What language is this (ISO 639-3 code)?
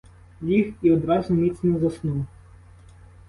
ukr